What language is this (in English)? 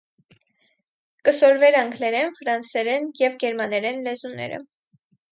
Armenian